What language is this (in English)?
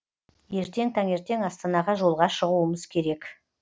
Kazakh